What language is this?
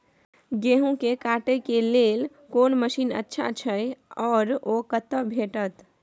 Maithili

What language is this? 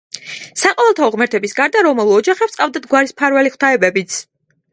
Georgian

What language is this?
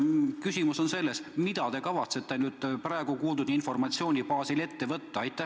Estonian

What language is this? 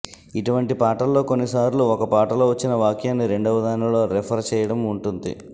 Telugu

